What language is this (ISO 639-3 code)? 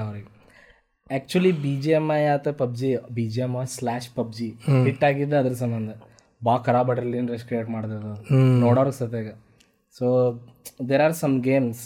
kan